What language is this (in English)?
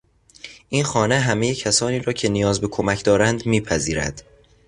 Persian